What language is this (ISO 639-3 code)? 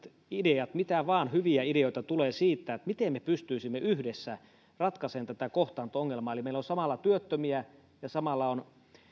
fin